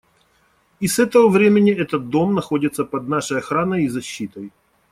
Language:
Russian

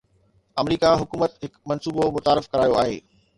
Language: Sindhi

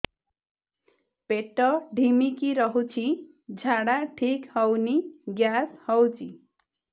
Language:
Odia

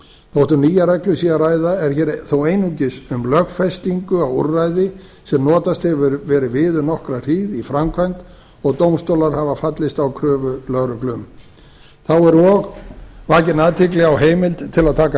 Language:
Icelandic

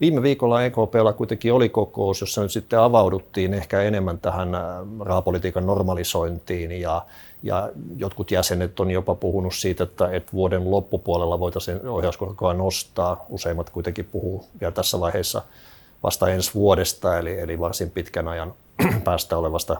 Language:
Finnish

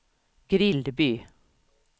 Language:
Swedish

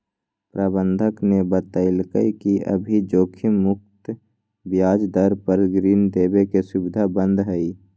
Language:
Magahi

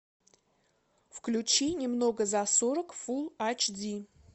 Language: Russian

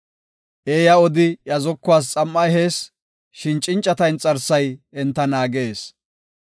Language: Gofa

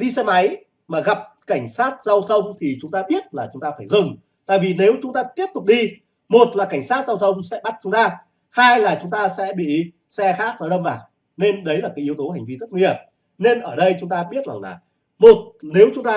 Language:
Vietnamese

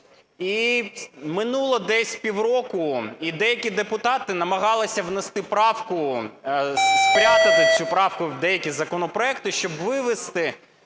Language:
Ukrainian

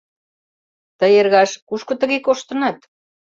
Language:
Mari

